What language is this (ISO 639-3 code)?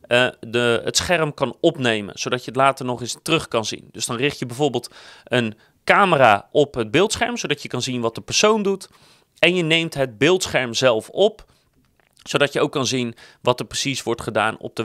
nld